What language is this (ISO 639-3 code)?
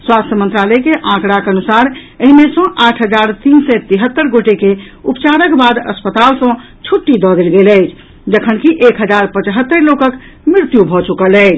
mai